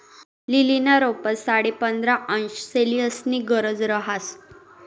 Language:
Marathi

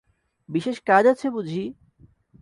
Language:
Bangla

